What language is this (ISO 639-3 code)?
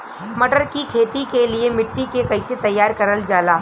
bho